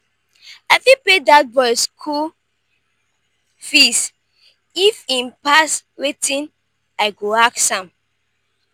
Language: Nigerian Pidgin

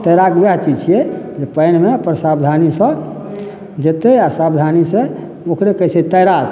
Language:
Maithili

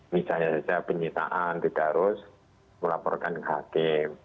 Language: Indonesian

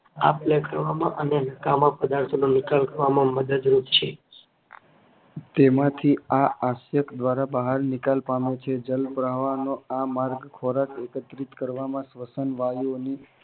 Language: Gujarati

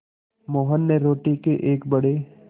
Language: Hindi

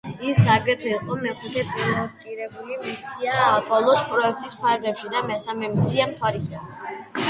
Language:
Georgian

